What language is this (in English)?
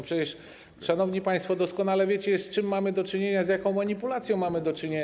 Polish